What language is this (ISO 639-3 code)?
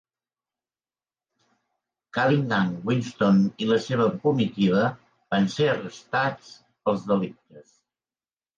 cat